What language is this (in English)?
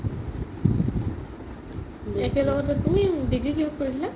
Assamese